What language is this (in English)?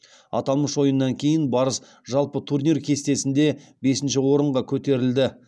Kazakh